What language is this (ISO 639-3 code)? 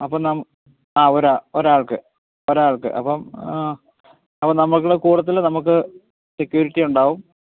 mal